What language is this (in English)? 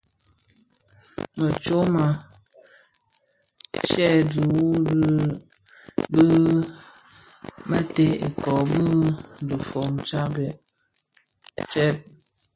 Bafia